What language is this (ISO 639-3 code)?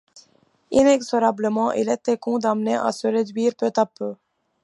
fra